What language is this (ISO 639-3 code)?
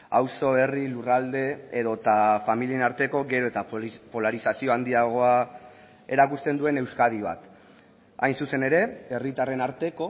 eus